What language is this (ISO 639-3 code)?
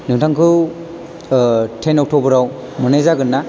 brx